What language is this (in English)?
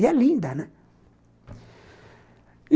Portuguese